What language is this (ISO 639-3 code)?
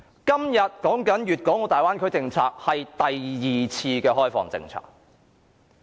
yue